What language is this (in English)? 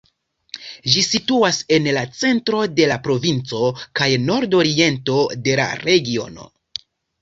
Esperanto